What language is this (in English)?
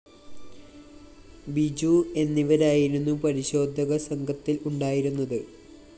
Malayalam